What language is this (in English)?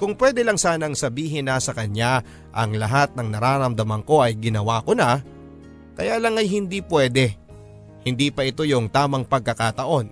Filipino